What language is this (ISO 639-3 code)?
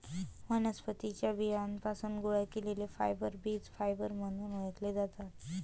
mar